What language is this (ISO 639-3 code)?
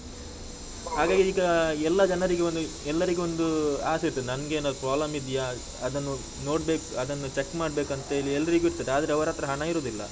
kan